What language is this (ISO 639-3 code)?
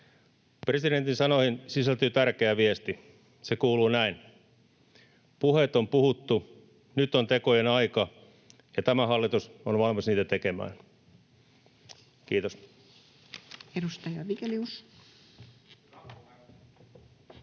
fin